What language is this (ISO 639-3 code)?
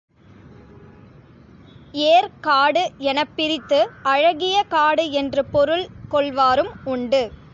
tam